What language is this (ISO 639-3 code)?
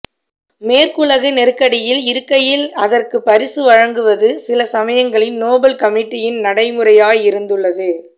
tam